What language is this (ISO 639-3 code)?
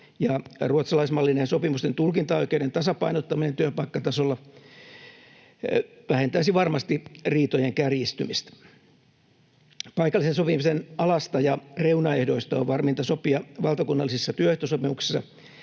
fin